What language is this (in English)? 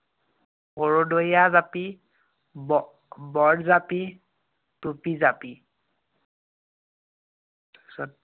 Assamese